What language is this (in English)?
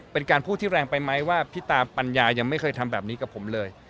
Thai